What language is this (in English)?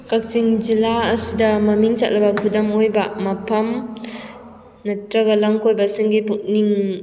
Manipuri